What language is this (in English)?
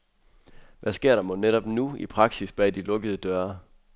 Danish